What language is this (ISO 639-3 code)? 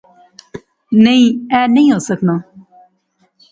phr